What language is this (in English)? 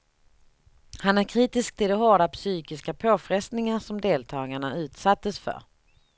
Swedish